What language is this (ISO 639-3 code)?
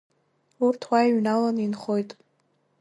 abk